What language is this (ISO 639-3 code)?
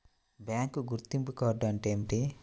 tel